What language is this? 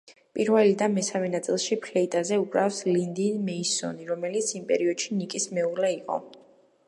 Georgian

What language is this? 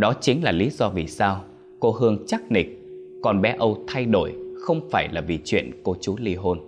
Vietnamese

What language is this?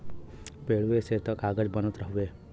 Bhojpuri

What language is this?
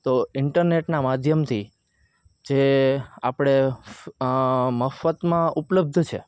Gujarati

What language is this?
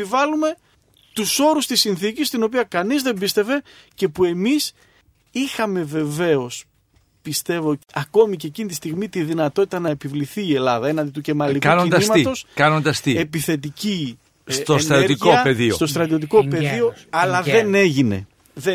Greek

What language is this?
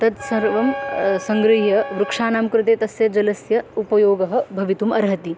Sanskrit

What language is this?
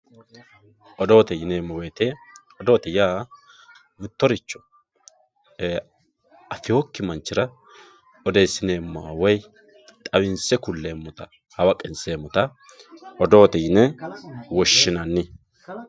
Sidamo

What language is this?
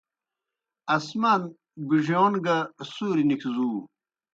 Kohistani Shina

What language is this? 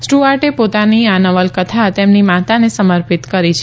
Gujarati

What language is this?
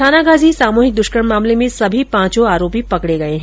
Hindi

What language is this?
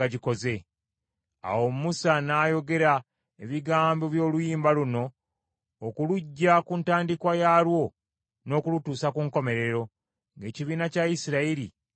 Ganda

